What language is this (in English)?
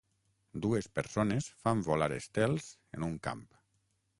Catalan